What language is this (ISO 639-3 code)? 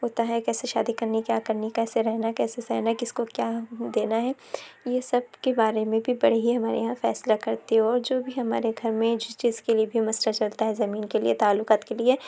urd